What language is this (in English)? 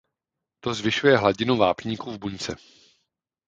Czech